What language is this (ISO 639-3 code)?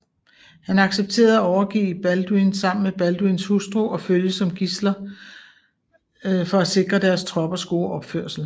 dan